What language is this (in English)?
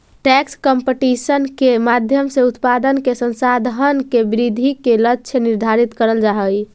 Magahi